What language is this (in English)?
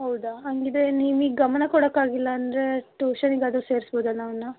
Kannada